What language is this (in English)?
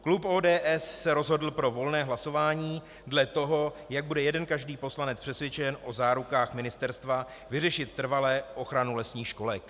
Czech